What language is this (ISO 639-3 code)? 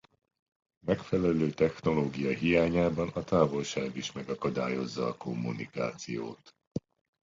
hun